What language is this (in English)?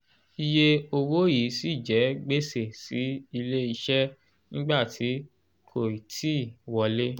Yoruba